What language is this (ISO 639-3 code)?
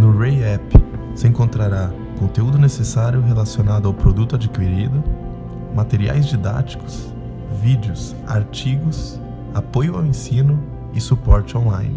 por